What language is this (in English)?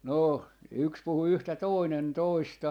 Finnish